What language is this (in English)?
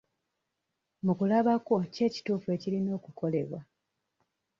Ganda